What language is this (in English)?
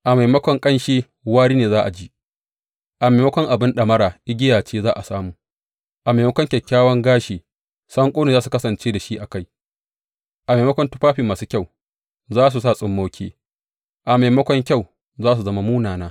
Hausa